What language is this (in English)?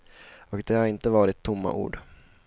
Swedish